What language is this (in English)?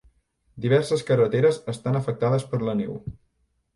Catalan